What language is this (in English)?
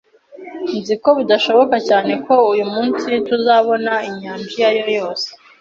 Kinyarwanda